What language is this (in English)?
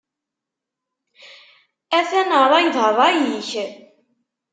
Kabyle